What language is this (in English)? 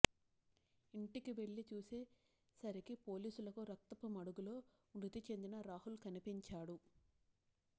Telugu